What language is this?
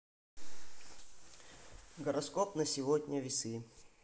Russian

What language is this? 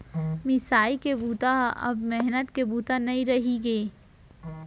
Chhattisgarhi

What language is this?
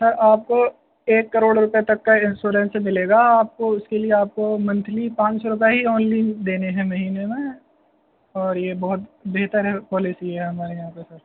Urdu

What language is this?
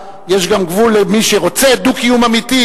Hebrew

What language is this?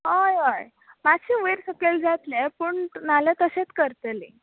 Konkani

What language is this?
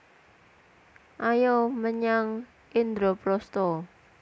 Javanese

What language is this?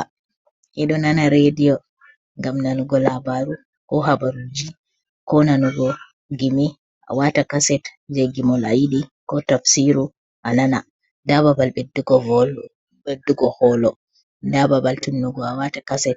Fula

